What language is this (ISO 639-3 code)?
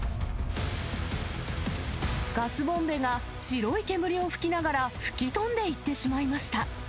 jpn